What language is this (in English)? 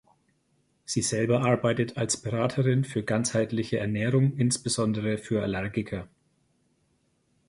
German